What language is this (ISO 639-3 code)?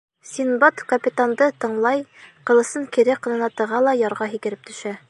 bak